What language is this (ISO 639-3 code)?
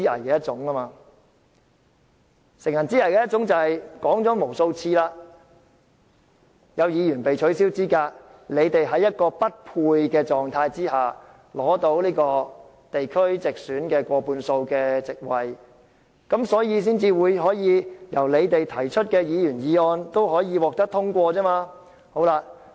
yue